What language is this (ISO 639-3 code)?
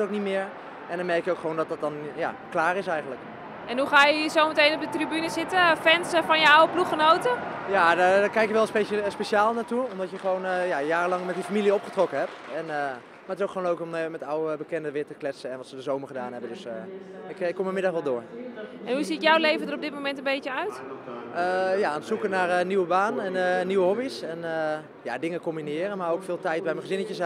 nld